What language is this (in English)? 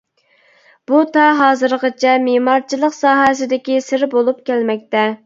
Uyghur